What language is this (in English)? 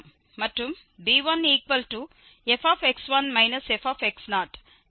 Tamil